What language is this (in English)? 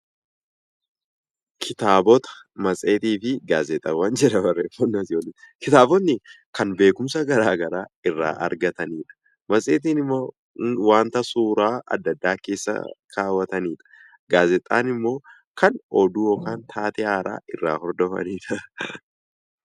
Oromo